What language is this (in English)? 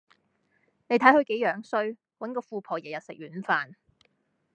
Cantonese